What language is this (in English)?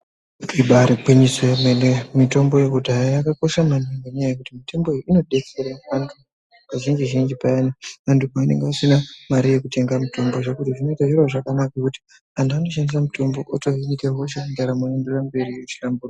Ndau